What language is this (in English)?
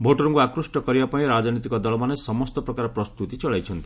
Odia